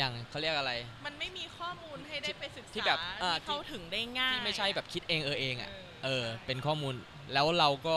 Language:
Thai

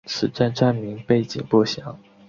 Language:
Chinese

